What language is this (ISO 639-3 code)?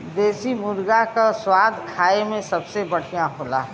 bho